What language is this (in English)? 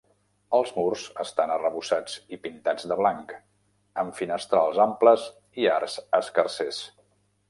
Catalan